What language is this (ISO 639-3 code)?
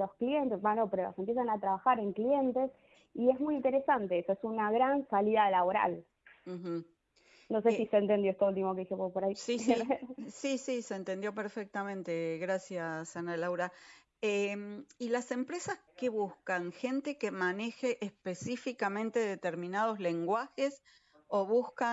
spa